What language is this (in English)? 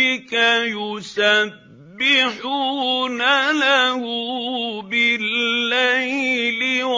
Arabic